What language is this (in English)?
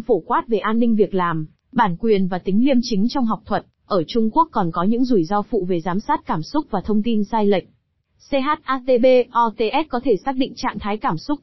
Vietnamese